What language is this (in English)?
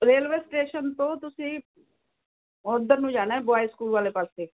Punjabi